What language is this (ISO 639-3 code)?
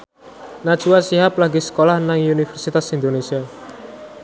jav